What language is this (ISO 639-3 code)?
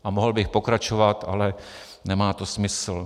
ces